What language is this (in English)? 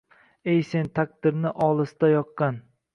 Uzbek